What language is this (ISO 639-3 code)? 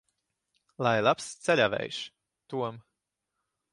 lav